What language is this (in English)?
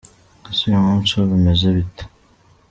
Kinyarwanda